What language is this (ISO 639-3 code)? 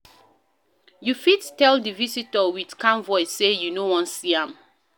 pcm